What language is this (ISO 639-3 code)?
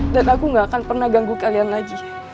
ind